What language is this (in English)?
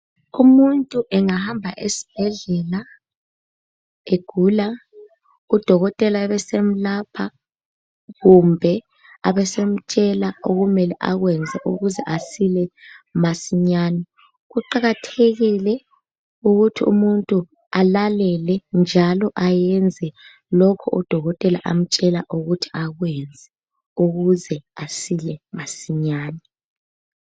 North Ndebele